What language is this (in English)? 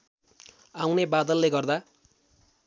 Nepali